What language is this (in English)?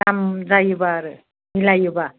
Bodo